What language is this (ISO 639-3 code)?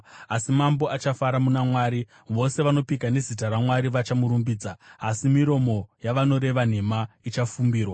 sna